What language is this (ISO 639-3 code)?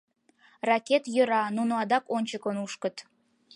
chm